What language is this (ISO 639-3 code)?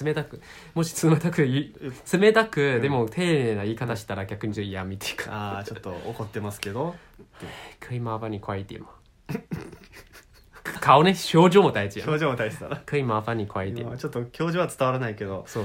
jpn